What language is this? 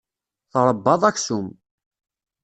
Kabyle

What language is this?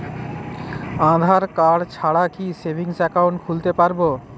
Bangla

